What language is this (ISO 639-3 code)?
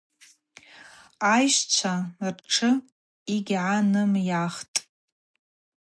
abq